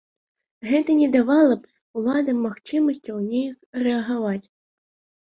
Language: Belarusian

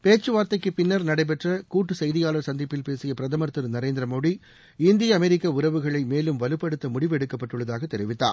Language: Tamil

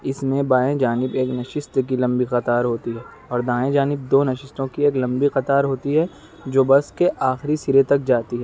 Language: Urdu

